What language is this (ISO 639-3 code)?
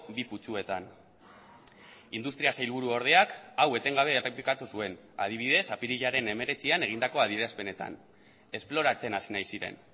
eus